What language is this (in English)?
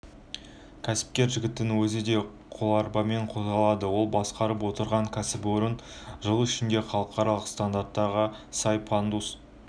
Kazakh